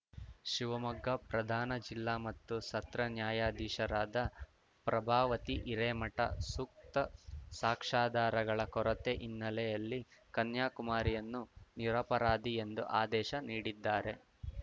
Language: Kannada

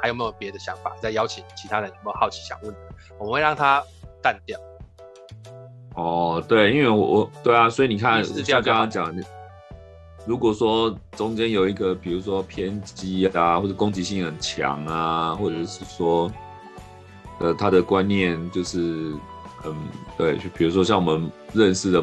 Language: Chinese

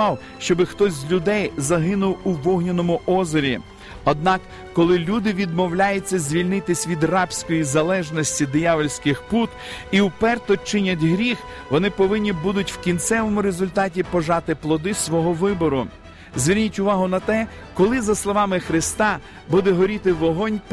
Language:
Ukrainian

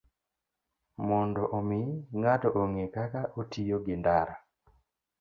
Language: Luo (Kenya and Tanzania)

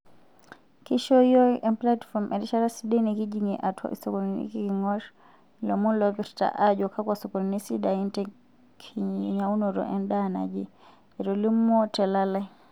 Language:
Masai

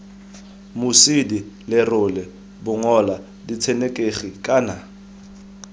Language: Tswana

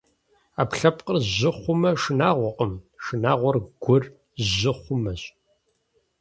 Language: Kabardian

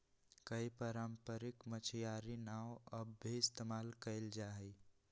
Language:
Magahi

